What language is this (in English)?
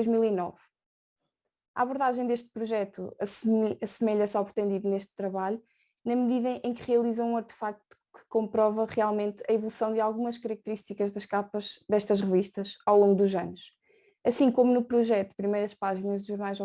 Portuguese